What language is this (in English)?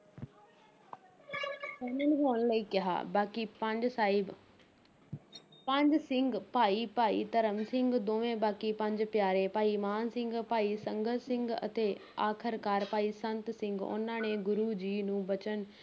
Punjabi